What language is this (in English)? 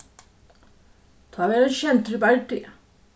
Faroese